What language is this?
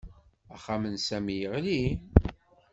Kabyle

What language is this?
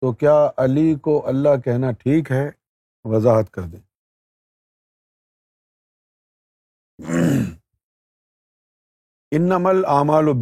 Urdu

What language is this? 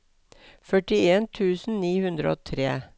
Norwegian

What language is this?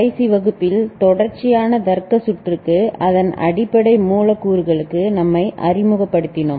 Tamil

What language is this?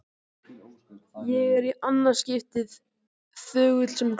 Icelandic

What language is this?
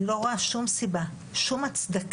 Hebrew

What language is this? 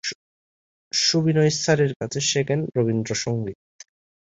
Bangla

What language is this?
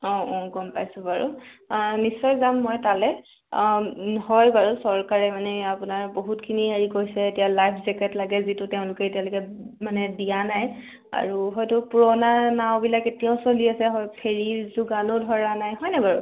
Assamese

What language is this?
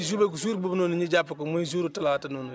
Wolof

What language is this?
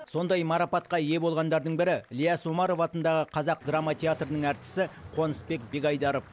Kazakh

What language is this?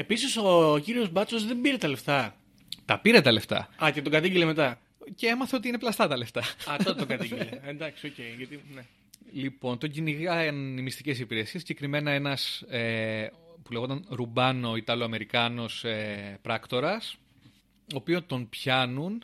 Greek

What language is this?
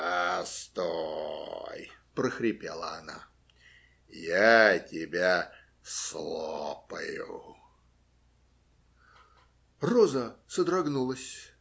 Russian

